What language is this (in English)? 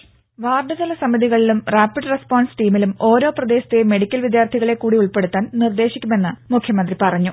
Malayalam